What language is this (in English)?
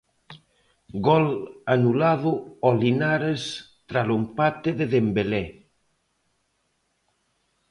Galician